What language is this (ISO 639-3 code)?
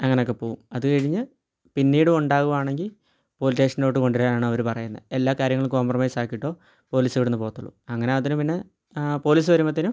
mal